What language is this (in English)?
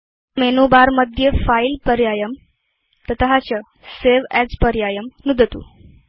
Sanskrit